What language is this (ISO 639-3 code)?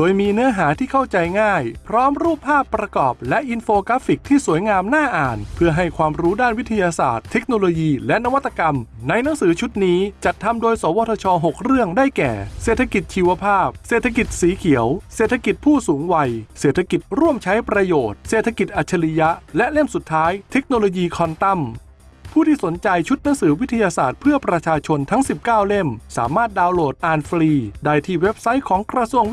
tha